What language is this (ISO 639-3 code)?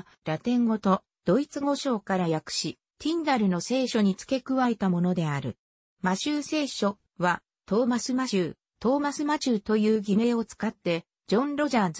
jpn